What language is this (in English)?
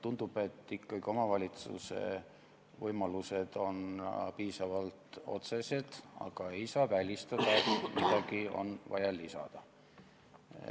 Estonian